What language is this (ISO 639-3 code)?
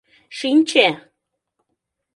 chm